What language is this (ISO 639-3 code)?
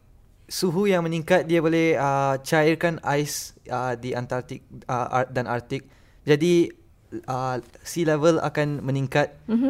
msa